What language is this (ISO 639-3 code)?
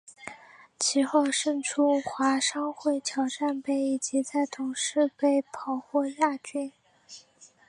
zho